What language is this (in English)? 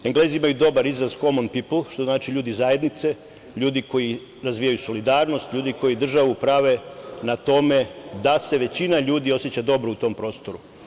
Serbian